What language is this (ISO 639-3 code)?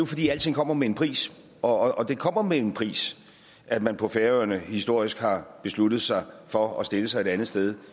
dan